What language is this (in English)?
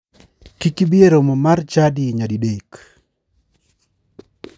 Luo (Kenya and Tanzania)